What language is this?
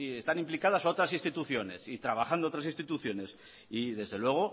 Spanish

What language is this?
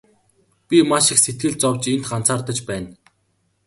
Mongolian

